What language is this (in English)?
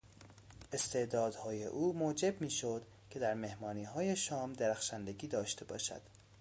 Persian